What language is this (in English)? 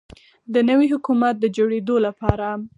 Pashto